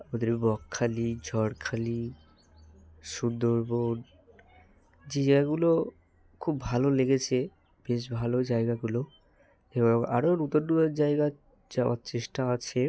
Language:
Bangla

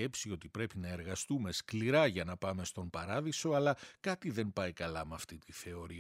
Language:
Greek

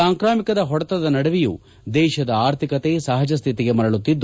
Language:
Kannada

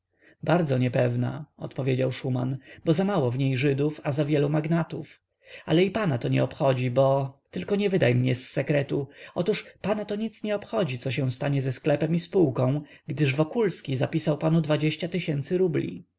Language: Polish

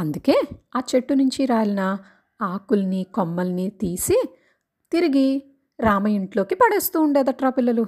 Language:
Telugu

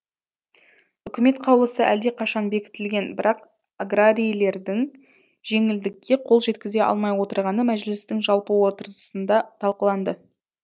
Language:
Kazakh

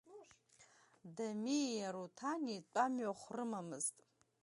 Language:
Abkhazian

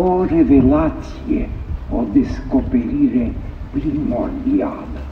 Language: Romanian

